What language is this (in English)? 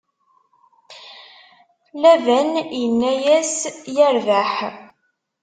Kabyle